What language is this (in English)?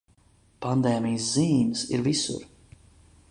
Latvian